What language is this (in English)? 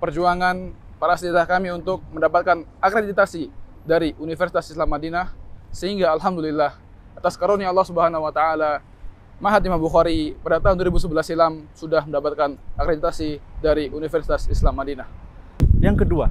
Indonesian